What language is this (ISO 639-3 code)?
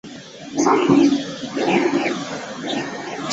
zho